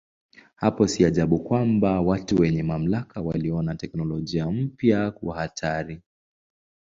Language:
Swahili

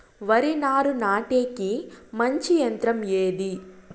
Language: Telugu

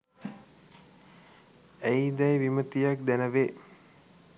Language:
Sinhala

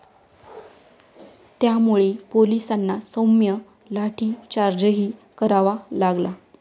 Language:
Marathi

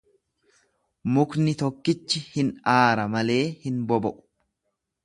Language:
Oromo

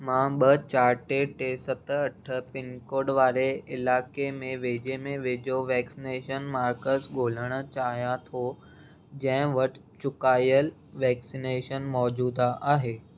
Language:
Sindhi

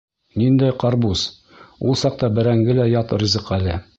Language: Bashkir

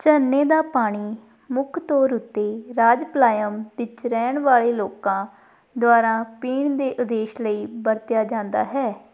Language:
Punjabi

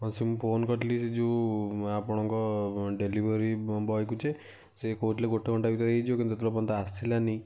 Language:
Odia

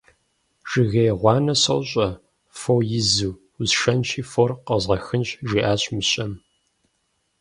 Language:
Kabardian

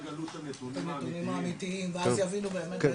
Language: Hebrew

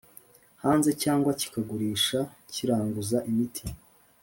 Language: Kinyarwanda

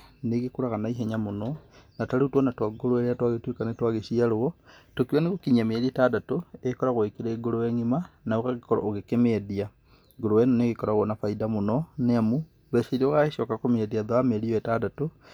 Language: Kikuyu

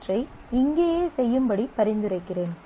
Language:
Tamil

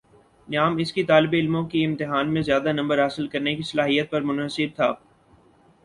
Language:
Urdu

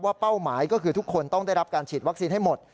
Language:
Thai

